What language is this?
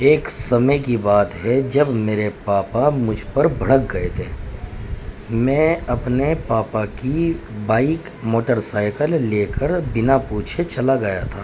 Urdu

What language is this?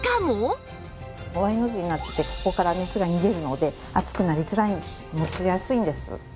Japanese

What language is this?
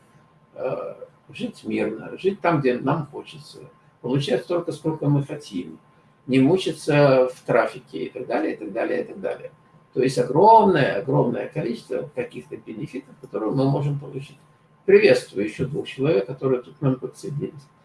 Russian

